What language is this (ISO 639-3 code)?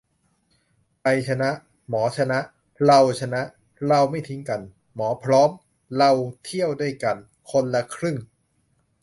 tha